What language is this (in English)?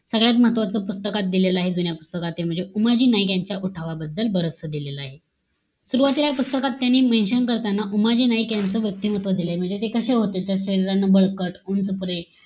Marathi